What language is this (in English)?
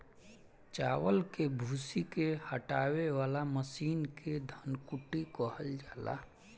Bhojpuri